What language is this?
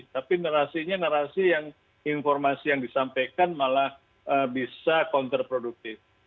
Indonesian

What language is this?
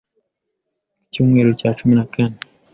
Kinyarwanda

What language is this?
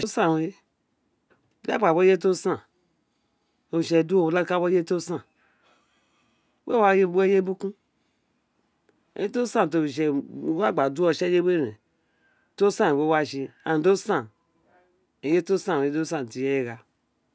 Isekiri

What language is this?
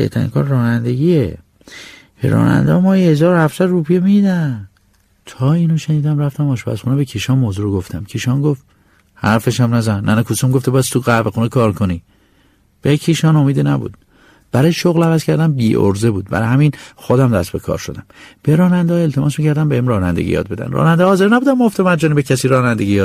Persian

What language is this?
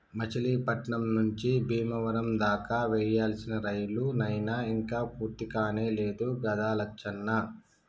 Telugu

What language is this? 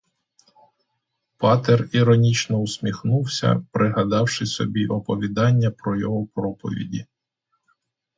Ukrainian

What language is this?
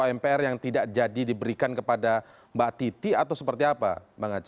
Indonesian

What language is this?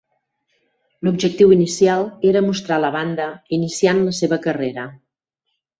Catalan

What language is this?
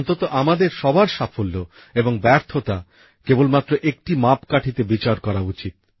Bangla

